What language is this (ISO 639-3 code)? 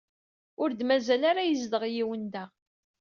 kab